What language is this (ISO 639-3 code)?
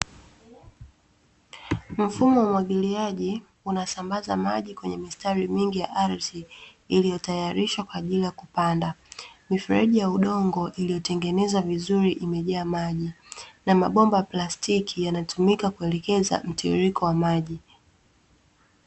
swa